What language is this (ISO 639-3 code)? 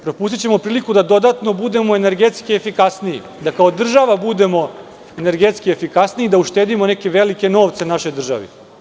srp